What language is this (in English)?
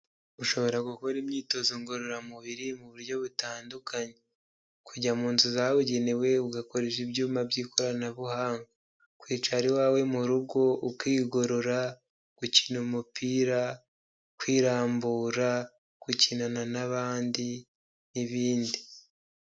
Kinyarwanda